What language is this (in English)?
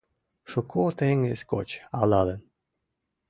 Mari